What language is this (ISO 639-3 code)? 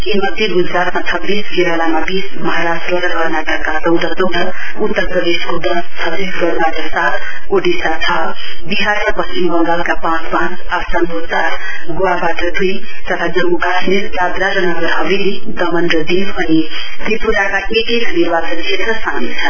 nep